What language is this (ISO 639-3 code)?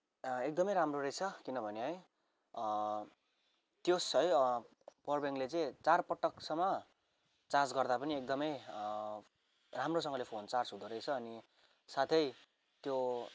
nep